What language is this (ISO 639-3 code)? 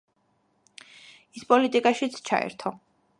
kat